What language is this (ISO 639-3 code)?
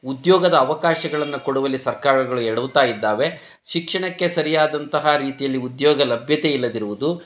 kan